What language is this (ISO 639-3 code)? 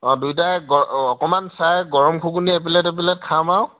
asm